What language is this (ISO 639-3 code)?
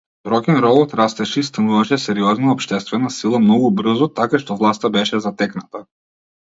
mkd